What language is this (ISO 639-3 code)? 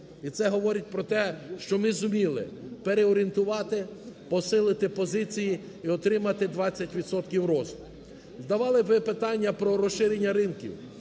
ukr